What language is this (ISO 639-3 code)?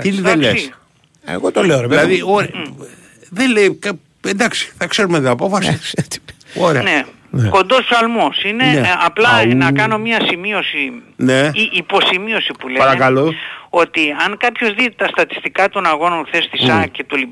ell